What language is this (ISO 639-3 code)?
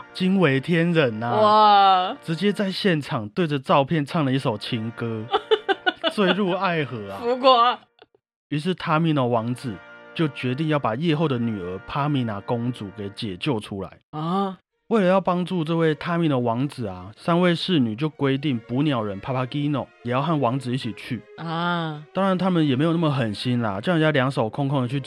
zho